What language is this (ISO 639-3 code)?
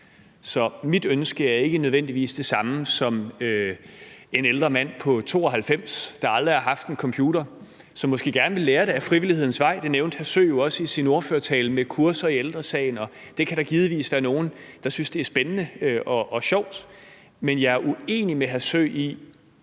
dan